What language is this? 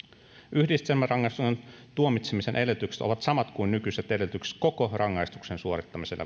Finnish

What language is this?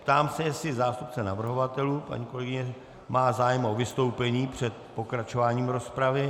Czech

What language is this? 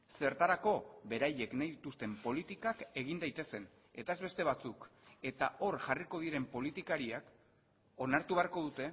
Basque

